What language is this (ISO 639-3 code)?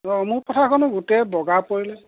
asm